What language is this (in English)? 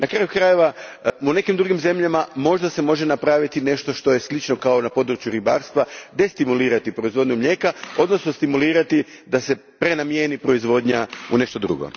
Croatian